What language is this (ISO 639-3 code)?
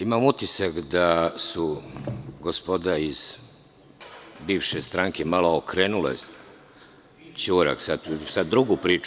srp